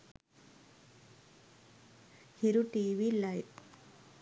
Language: Sinhala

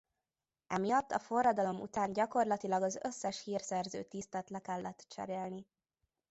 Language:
Hungarian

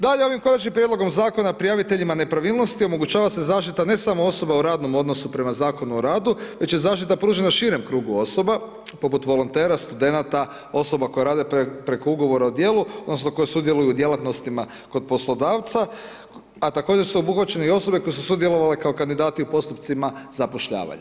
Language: Croatian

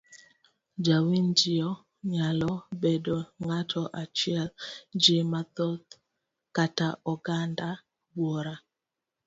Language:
Luo (Kenya and Tanzania)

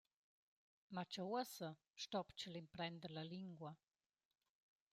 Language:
Romansh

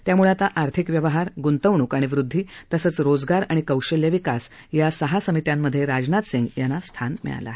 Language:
Marathi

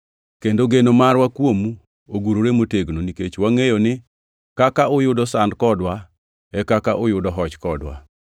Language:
Luo (Kenya and Tanzania)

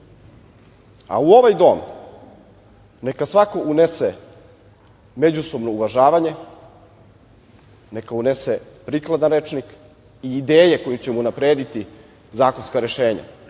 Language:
Serbian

